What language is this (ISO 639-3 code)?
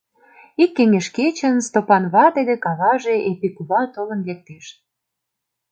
chm